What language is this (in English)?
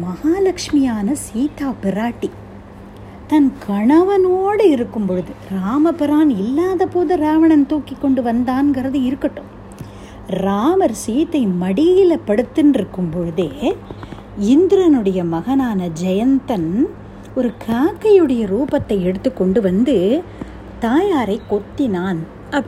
Tamil